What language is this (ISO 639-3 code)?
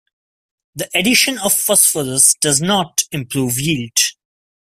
eng